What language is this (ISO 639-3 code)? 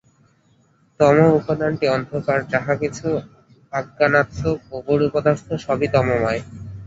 ben